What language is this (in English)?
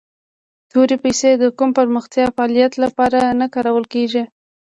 Pashto